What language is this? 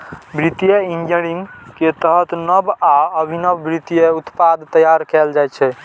Maithili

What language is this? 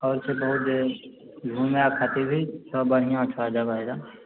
Maithili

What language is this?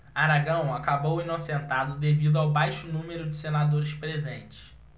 Portuguese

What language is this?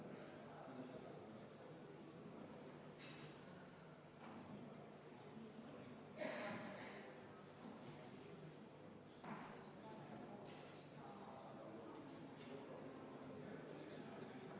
Estonian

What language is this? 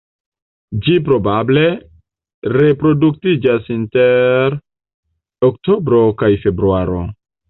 Esperanto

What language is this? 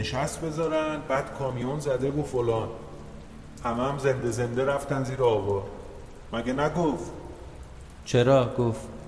Persian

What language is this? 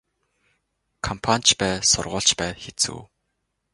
Mongolian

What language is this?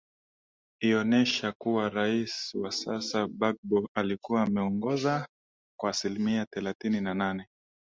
Swahili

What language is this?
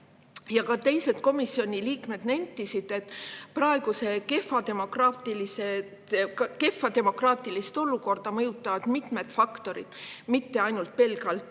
Estonian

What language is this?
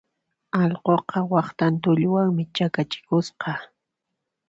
Puno Quechua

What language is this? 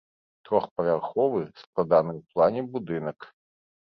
Belarusian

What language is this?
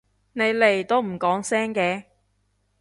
Cantonese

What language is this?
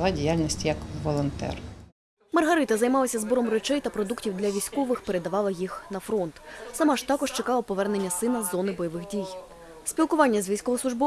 Ukrainian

